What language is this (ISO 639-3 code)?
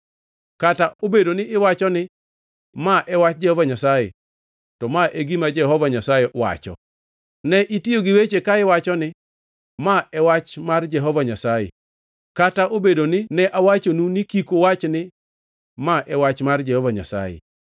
luo